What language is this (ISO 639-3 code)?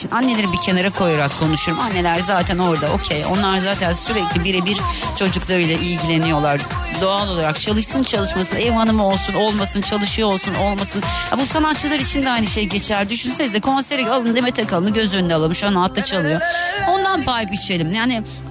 tur